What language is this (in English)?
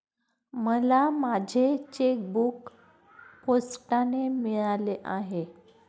Marathi